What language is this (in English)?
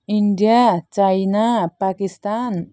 Nepali